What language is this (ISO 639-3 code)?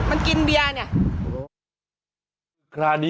tha